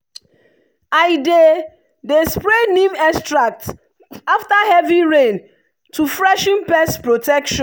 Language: Nigerian Pidgin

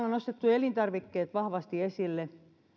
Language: Finnish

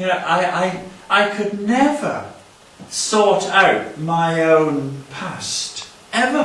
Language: English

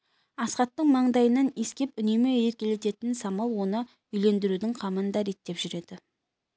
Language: Kazakh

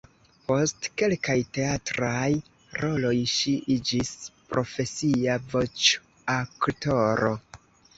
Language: Esperanto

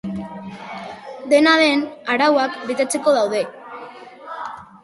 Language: Basque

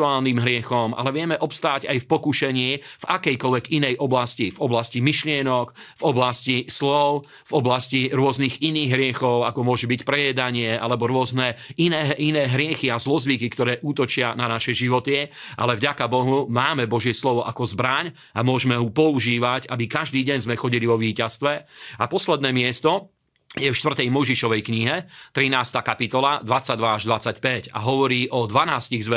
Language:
Slovak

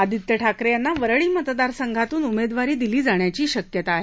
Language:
Marathi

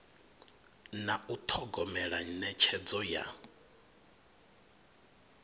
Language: Venda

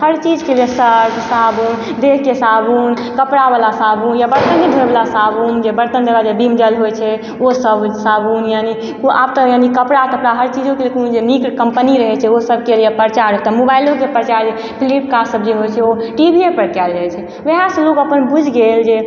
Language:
Maithili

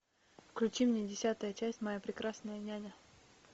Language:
Russian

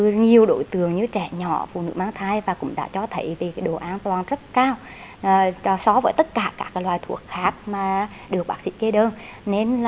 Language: Vietnamese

